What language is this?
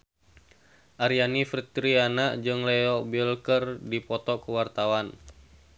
Sundanese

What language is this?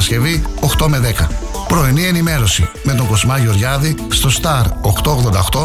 Greek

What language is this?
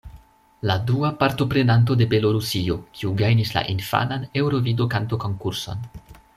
Esperanto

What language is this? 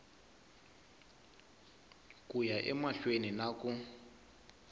Tsonga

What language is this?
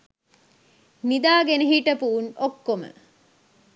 Sinhala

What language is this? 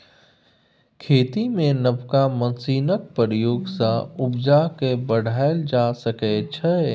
Maithili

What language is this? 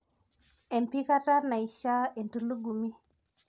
Masai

